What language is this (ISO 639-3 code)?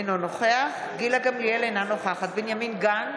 heb